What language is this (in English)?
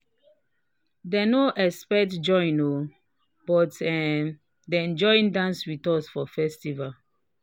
Nigerian Pidgin